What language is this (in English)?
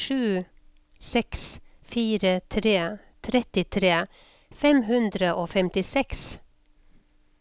Norwegian